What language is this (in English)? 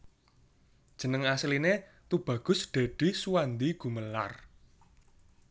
Javanese